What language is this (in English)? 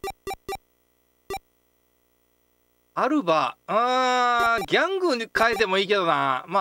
Japanese